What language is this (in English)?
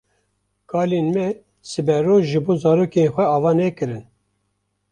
Kurdish